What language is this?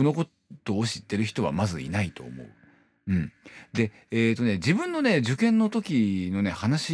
Japanese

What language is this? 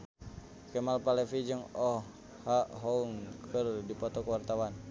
Sundanese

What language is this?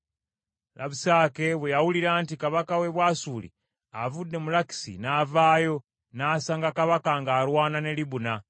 Ganda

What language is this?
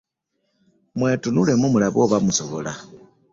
Ganda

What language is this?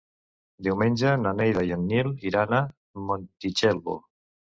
Catalan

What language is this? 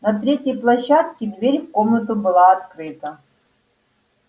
Russian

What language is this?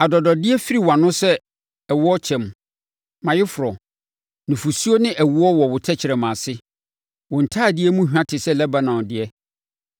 Akan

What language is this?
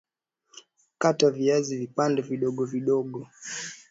Swahili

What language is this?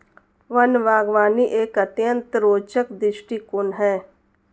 Hindi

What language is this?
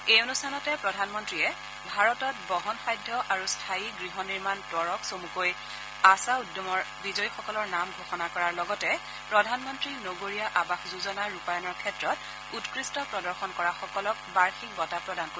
Assamese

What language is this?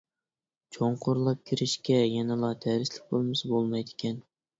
Uyghur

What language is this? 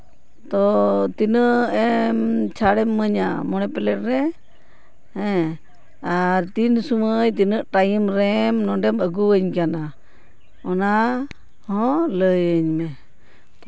Santali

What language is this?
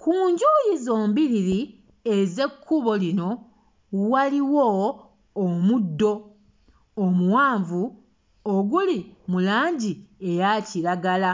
Ganda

